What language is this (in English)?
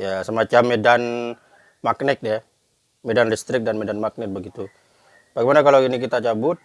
Indonesian